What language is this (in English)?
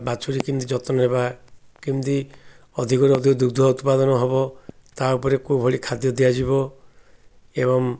Odia